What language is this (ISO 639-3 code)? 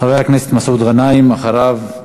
heb